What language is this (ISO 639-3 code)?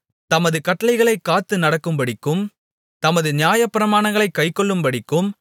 tam